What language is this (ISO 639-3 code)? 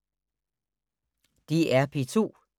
dan